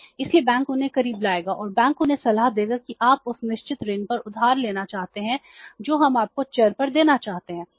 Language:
Hindi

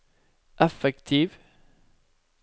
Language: Norwegian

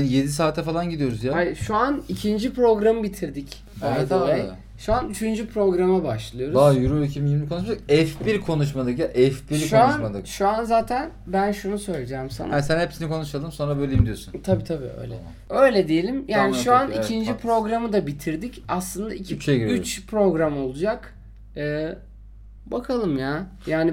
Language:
Turkish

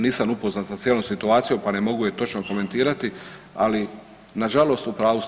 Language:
Croatian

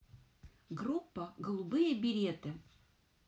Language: Russian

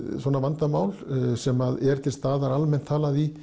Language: Icelandic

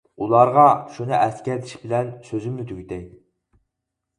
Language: Uyghur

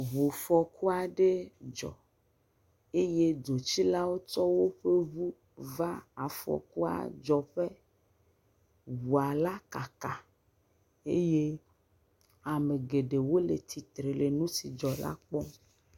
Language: Ewe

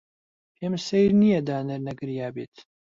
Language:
Central Kurdish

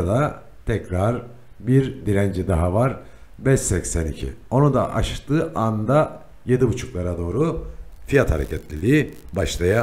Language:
Turkish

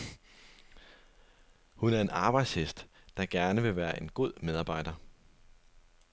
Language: Danish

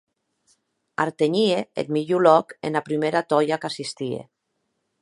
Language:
Occitan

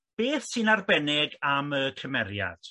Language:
Welsh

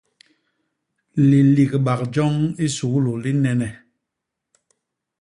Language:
Basaa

